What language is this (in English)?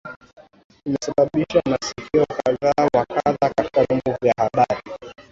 Swahili